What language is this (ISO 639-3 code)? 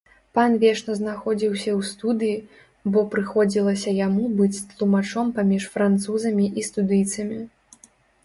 bel